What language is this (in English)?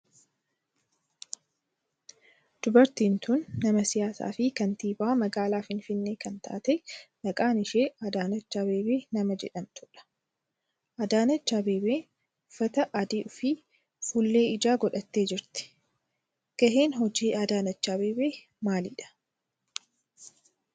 Oromo